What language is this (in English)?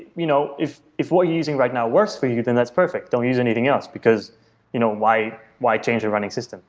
English